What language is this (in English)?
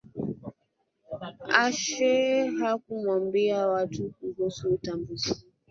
Swahili